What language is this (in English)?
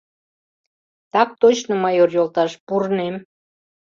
Mari